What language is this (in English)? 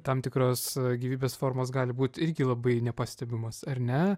Lithuanian